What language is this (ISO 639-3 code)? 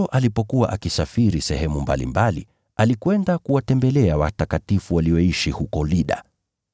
swa